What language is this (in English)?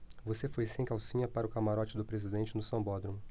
Portuguese